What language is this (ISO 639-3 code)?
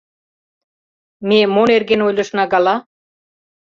chm